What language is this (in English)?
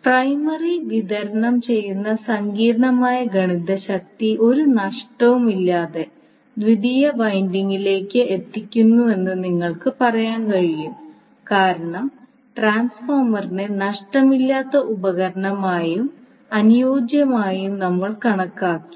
Malayalam